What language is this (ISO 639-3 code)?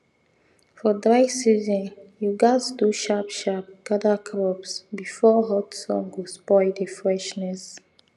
pcm